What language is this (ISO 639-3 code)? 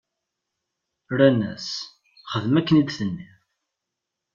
kab